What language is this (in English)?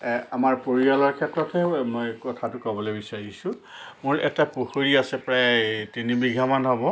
Assamese